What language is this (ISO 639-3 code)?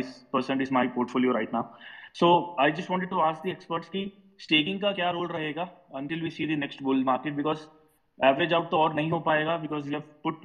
hin